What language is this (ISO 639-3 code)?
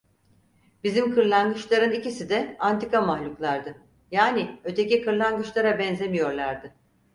tur